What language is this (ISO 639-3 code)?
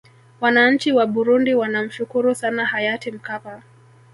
swa